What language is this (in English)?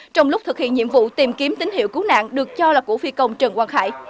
Vietnamese